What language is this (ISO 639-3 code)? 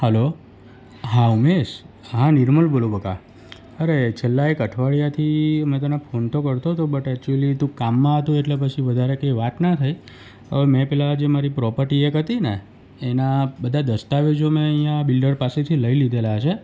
guj